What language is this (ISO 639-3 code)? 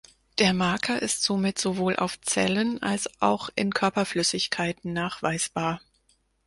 deu